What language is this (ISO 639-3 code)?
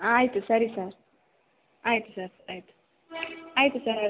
kan